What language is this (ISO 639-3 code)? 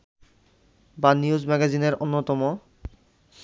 ben